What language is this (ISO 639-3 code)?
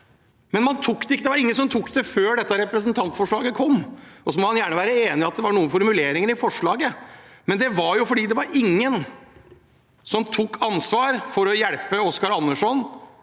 nor